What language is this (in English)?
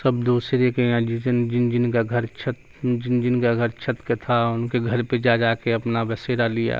Urdu